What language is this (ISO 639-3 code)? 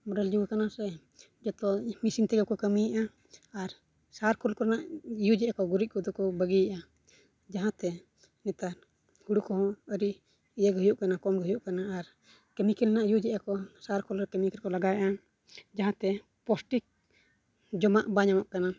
sat